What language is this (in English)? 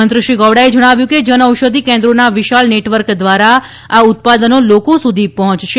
Gujarati